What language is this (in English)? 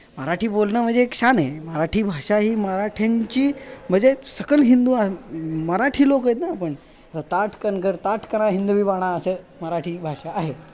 Marathi